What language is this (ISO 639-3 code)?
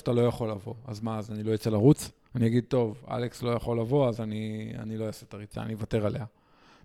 heb